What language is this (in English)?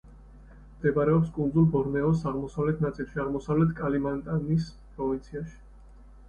Georgian